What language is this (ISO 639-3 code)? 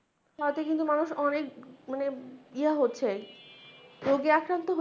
ben